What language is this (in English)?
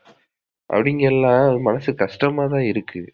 Tamil